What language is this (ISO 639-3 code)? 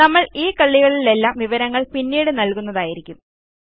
mal